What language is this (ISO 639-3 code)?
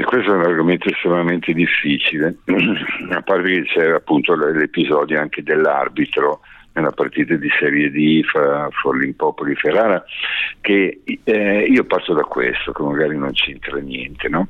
ita